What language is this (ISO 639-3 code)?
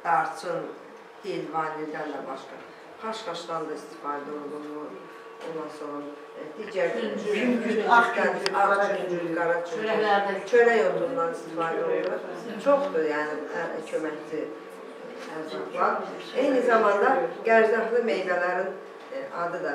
tur